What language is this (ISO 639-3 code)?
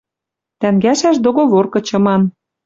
mrj